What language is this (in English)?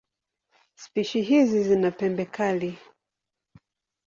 Swahili